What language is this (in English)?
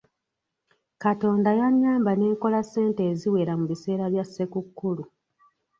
Ganda